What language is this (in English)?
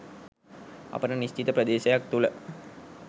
Sinhala